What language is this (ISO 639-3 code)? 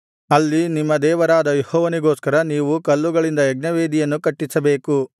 kan